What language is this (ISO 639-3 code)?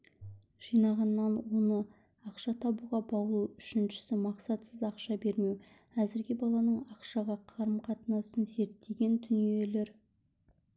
kaz